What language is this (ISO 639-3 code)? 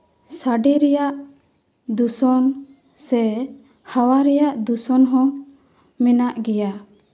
sat